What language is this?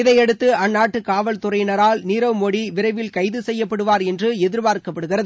Tamil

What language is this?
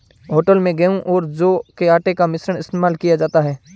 Hindi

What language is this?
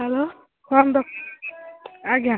Odia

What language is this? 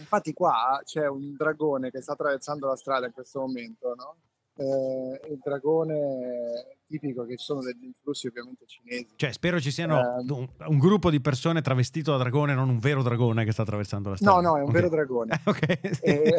Italian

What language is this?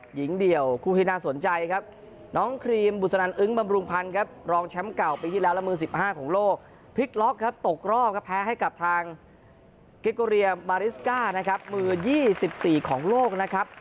Thai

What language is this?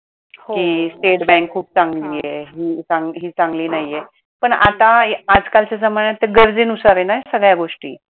Marathi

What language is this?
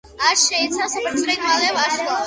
Georgian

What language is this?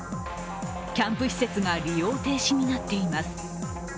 Japanese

